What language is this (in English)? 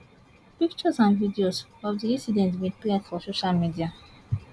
Nigerian Pidgin